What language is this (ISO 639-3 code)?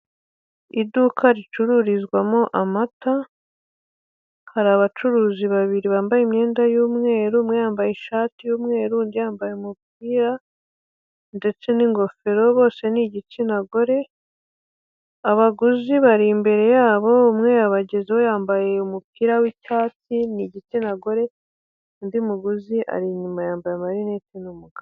kin